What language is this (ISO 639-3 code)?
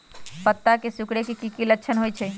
mag